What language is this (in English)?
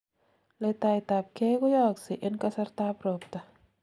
Kalenjin